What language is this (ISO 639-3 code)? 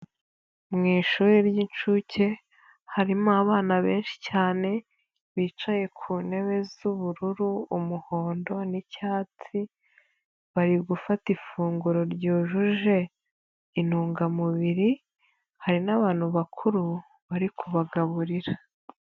kin